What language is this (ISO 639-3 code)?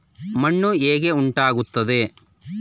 kan